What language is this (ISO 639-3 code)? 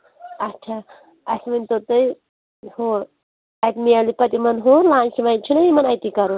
kas